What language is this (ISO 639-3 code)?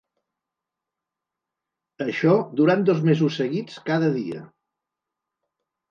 cat